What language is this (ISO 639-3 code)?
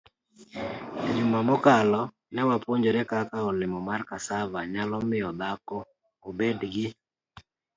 luo